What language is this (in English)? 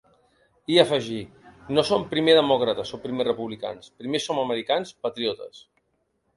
Catalan